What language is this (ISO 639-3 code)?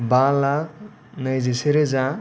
brx